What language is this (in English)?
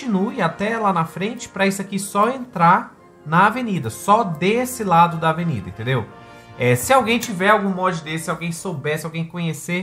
Portuguese